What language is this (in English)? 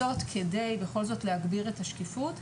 Hebrew